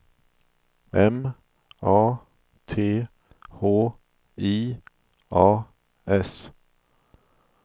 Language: Swedish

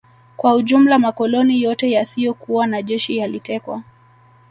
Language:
Swahili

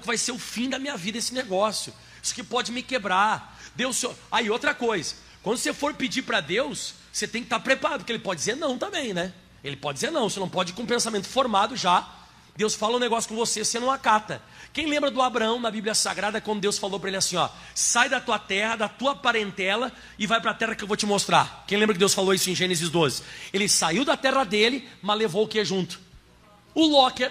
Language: Portuguese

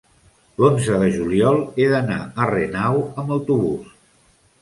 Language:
Catalan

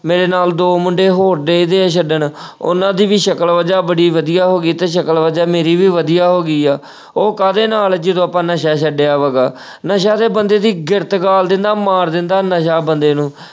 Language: Punjabi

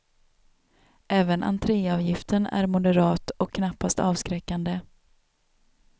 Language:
Swedish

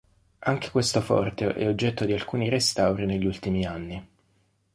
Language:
Italian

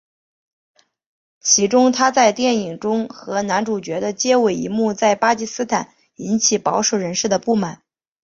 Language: Chinese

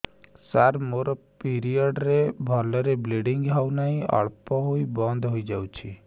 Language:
Odia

